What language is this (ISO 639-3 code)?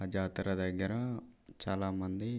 tel